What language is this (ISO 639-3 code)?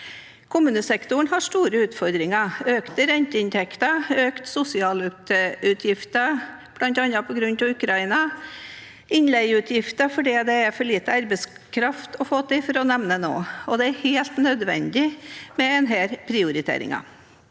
nor